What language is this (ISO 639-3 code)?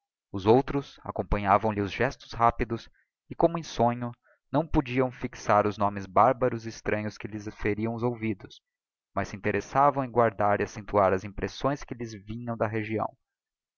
por